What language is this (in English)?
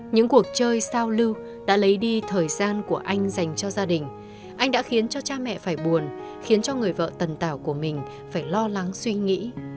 Vietnamese